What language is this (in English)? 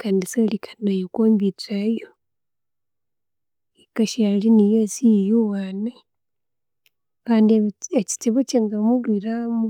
Konzo